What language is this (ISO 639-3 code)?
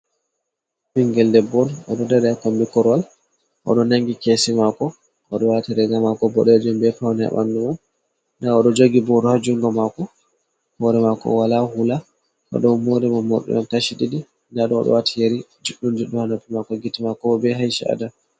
ful